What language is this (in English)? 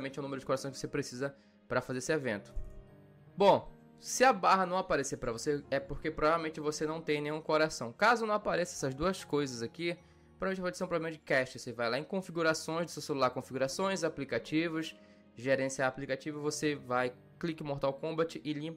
Portuguese